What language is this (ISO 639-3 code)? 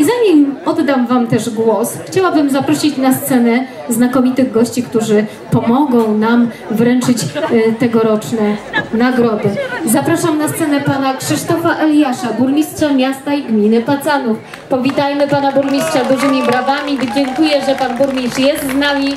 pol